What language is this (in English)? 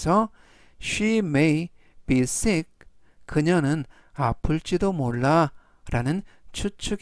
Korean